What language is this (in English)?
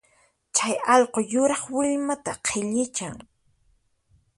Puno Quechua